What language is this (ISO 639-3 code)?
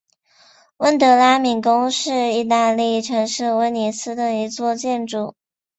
zho